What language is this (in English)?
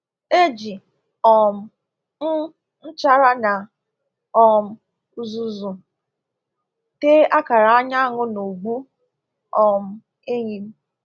Igbo